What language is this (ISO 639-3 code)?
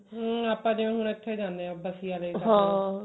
pan